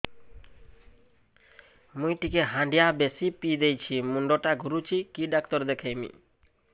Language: Odia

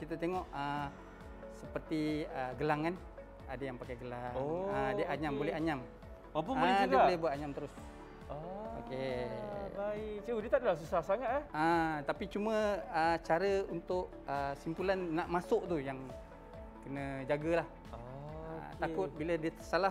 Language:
Malay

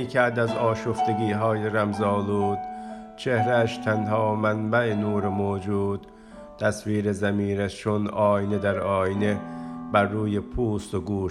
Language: Persian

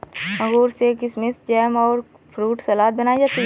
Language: Hindi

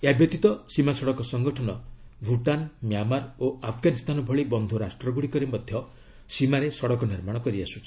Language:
Odia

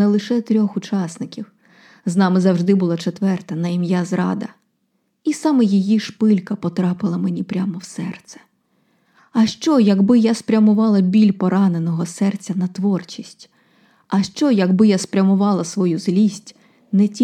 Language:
Ukrainian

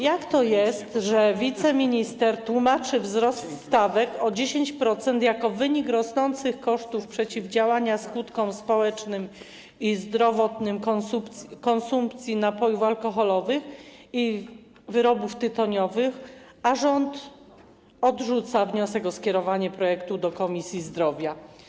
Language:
Polish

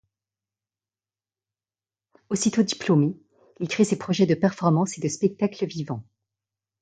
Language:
French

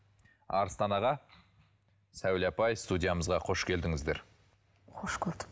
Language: Kazakh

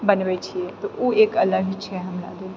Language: Maithili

